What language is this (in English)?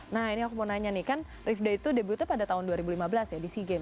Indonesian